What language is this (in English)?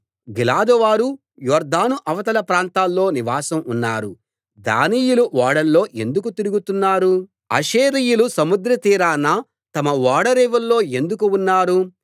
Telugu